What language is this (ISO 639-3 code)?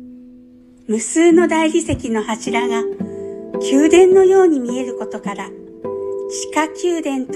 jpn